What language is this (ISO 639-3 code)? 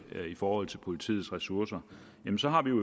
dan